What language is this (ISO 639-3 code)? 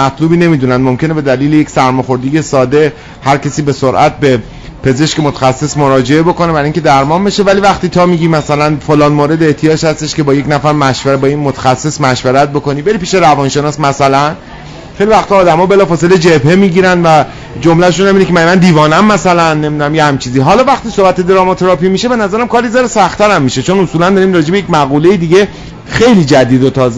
fas